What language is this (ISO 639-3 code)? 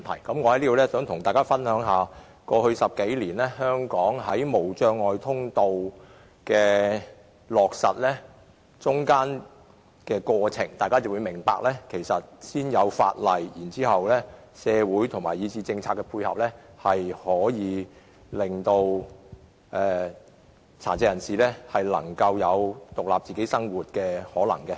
yue